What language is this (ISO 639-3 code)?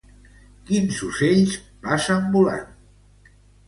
cat